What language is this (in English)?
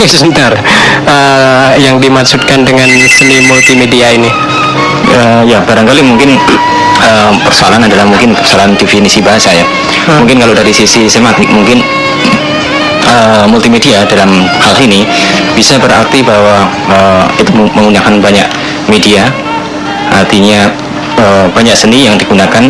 Indonesian